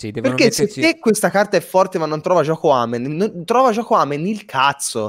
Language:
Italian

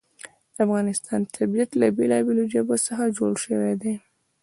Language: Pashto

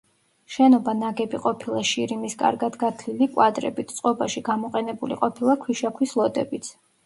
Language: Georgian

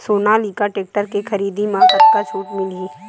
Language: Chhattisgarhi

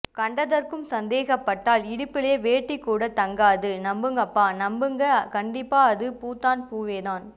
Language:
Tamil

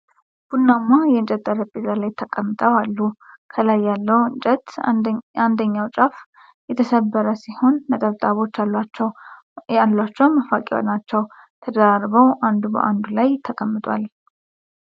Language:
Amharic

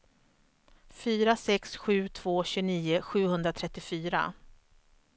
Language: Swedish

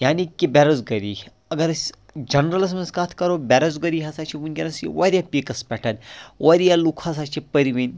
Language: Kashmiri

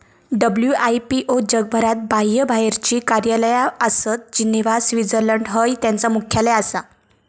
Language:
Marathi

